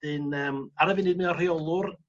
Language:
Welsh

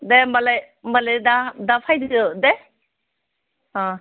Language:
Bodo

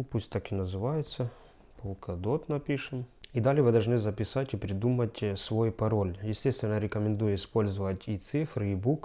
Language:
Russian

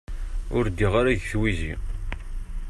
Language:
Kabyle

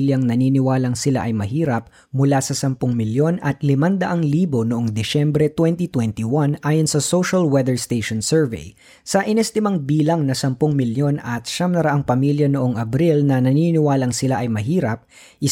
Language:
Filipino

